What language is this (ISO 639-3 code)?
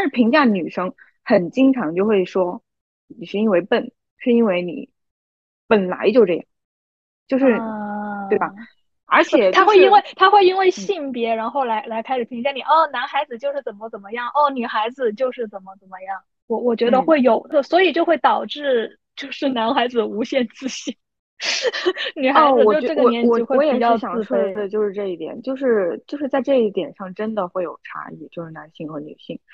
zho